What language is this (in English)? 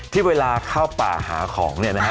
Thai